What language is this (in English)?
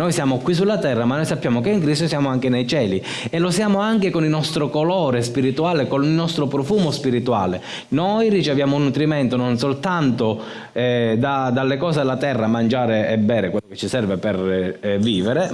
Italian